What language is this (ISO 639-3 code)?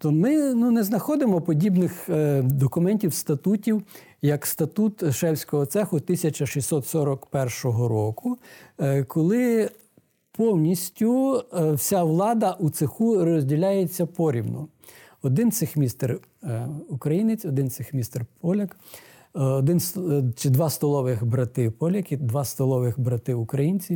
ukr